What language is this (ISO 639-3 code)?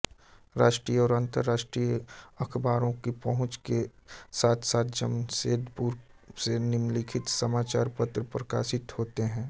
hin